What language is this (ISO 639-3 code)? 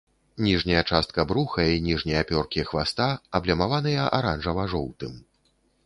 bel